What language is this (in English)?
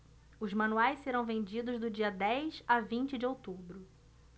Portuguese